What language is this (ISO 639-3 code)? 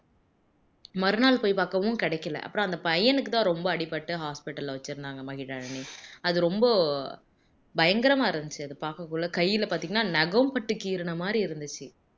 tam